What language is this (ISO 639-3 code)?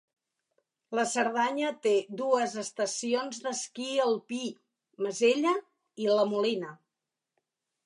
cat